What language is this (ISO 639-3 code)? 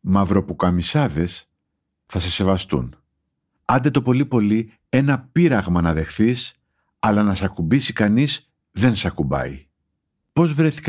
ell